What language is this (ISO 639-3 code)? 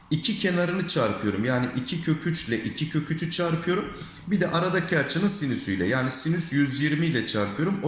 tur